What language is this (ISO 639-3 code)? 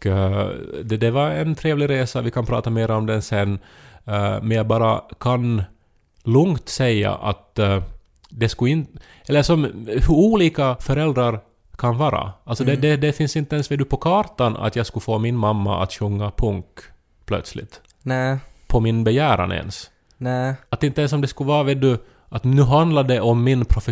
swe